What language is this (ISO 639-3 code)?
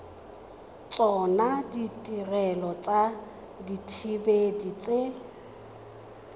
tsn